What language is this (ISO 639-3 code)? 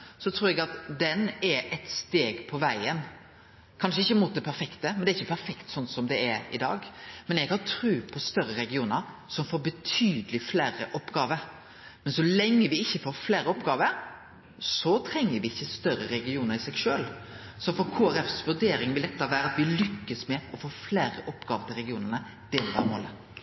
nno